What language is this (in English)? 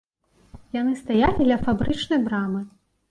Belarusian